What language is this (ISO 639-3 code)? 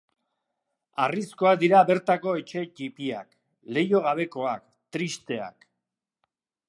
eus